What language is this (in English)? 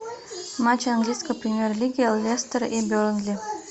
Russian